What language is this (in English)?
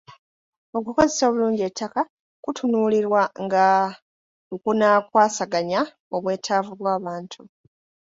Ganda